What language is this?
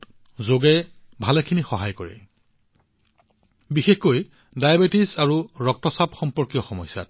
Assamese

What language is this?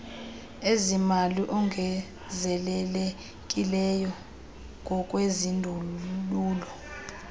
Xhosa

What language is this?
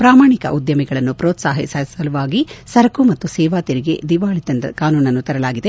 Kannada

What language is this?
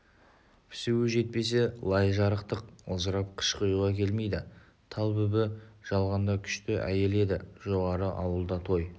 Kazakh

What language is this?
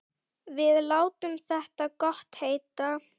Icelandic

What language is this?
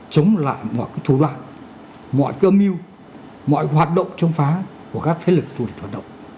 Vietnamese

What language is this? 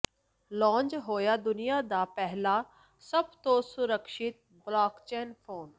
Punjabi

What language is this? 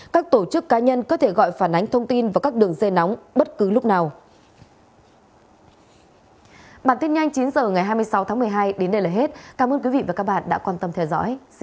Vietnamese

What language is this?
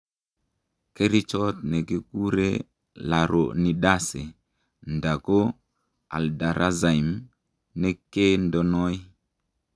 Kalenjin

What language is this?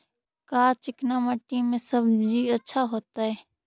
Magahi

